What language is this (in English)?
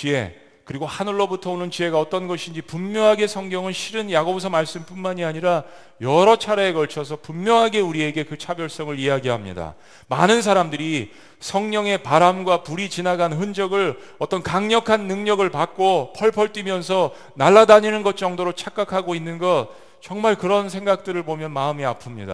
Korean